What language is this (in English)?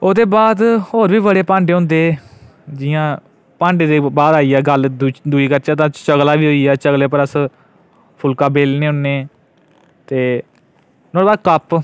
Dogri